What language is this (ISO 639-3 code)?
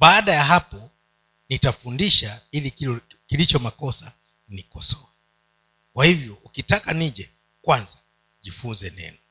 swa